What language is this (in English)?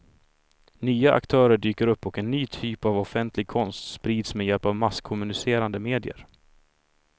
Swedish